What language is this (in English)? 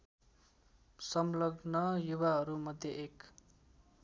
Nepali